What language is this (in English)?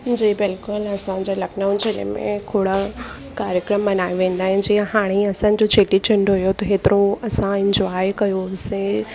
Sindhi